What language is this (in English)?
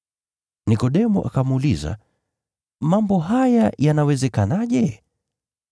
Swahili